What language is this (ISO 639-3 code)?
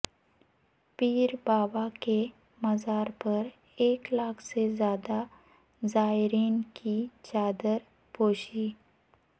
urd